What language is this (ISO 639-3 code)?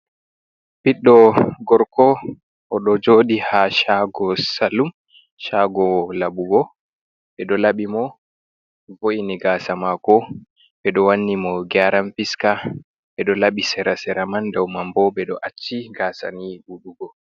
ful